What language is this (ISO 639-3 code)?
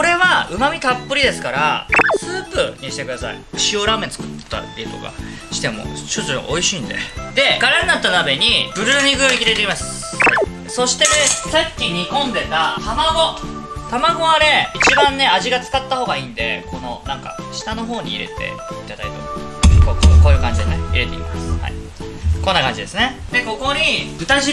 jpn